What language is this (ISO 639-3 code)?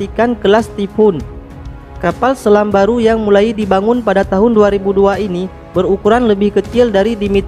ind